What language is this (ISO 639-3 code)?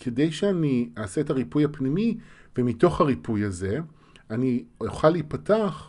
heb